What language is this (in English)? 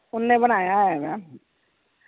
Punjabi